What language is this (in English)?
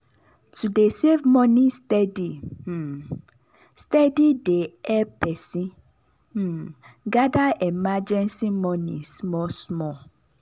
Nigerian Pidgin